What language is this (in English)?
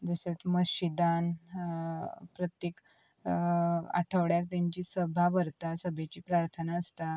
Konkani